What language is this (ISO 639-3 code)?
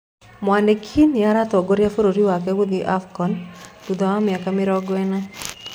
kik